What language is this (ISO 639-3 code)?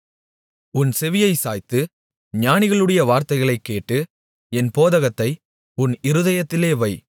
tam